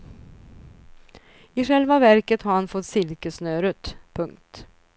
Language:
Swedish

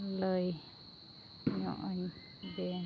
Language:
Santali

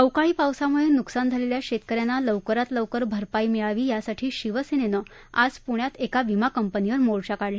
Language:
Marathi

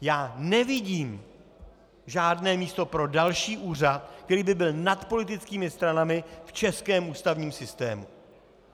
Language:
Czech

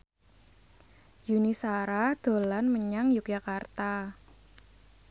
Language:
Javanese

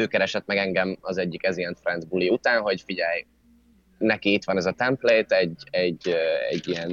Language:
Hungarian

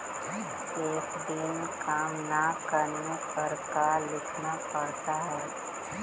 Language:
Magahi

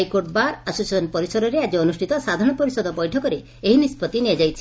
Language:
Odia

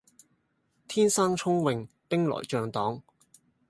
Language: Cantonese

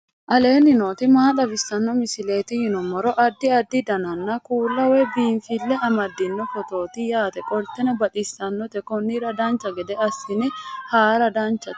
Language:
Sidamo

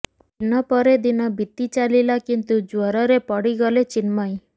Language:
Odia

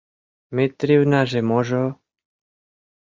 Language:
Mari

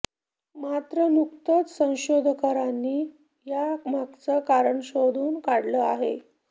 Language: Marathi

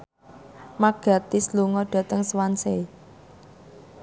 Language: Javanese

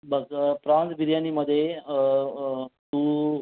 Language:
Marathi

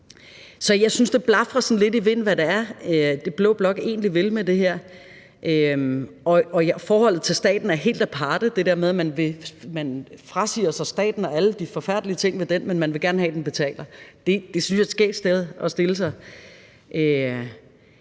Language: Danish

